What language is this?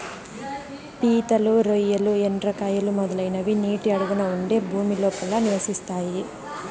Telugu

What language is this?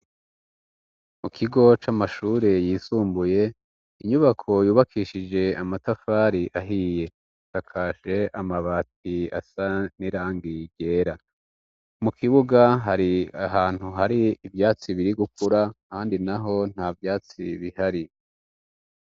Rundi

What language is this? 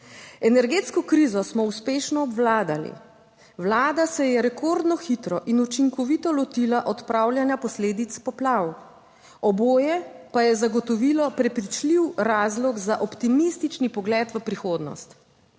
Slovenian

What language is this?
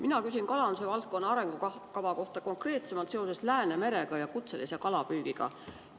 Estonian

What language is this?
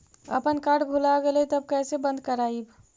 Magahi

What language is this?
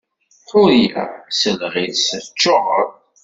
Kabyle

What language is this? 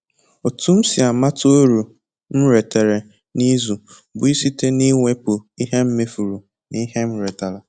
Igbo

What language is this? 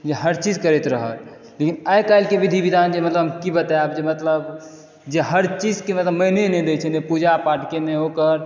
Maithili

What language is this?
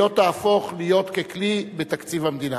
Hebrew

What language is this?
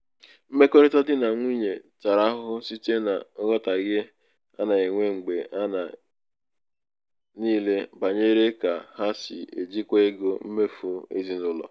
Igbo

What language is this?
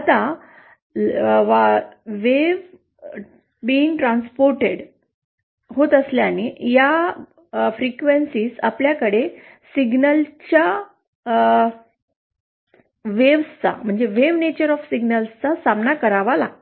Marathi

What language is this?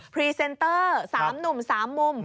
Thai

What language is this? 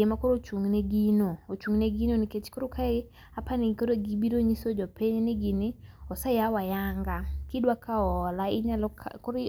Luo (Kenya and Tanzania)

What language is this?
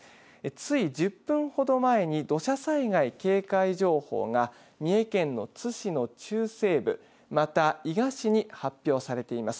Japanese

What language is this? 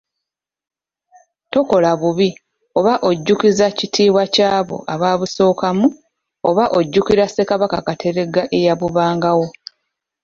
Ganda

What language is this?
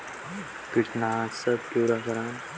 Chhattisgarhi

